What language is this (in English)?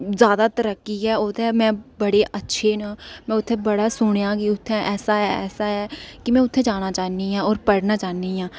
Dogri